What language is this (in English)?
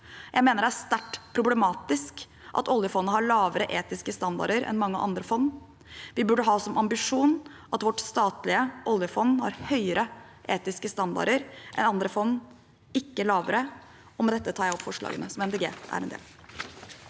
Norwegian